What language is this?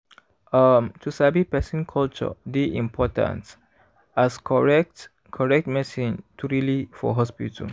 Nigerian Pidgin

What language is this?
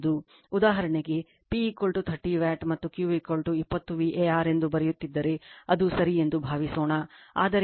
Kannada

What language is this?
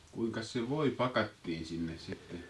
Finnish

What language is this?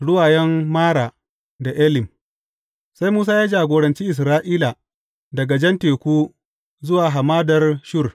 Hausa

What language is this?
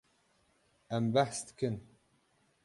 Kurdish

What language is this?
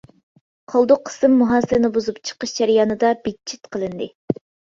Uyghur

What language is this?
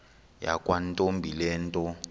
Xhosa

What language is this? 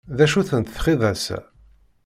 Kabyle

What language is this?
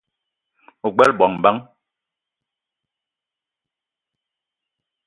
Eton (Cameroon)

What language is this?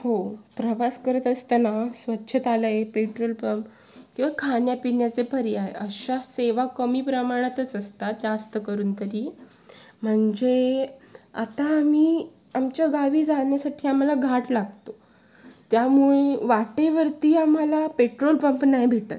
Marathi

